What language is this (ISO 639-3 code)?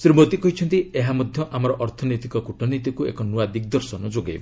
ori